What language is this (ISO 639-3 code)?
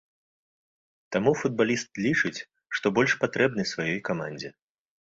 bel